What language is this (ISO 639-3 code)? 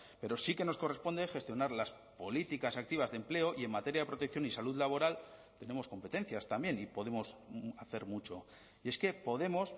spa